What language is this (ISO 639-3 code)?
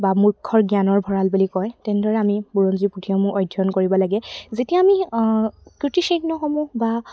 asm